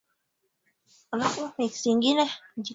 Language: Swahili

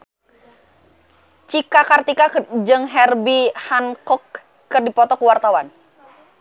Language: Sundanese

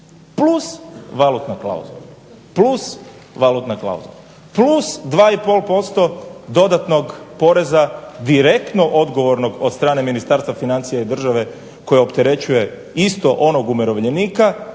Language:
Croatian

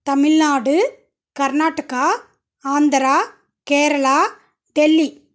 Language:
Tamil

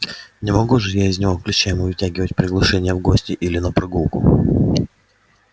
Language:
Russian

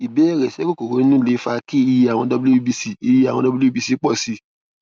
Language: Yoruba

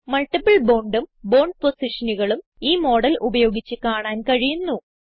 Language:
Malayalam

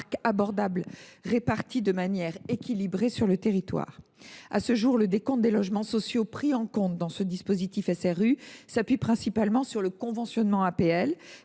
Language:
French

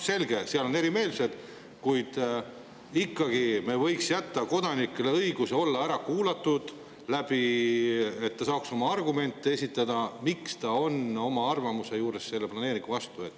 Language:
Estonian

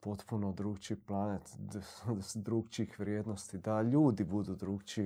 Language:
Croatian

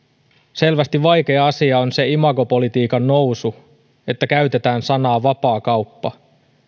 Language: Finnish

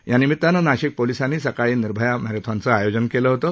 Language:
Marathi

